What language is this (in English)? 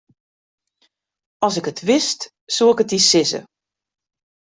Western Frisian